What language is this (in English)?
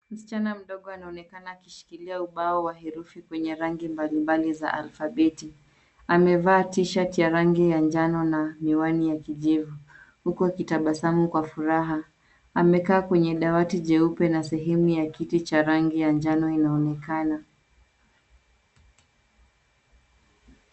Swahili